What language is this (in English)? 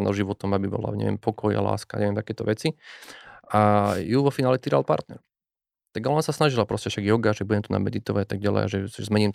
Slovak